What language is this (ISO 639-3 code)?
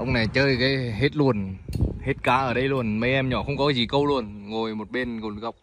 vie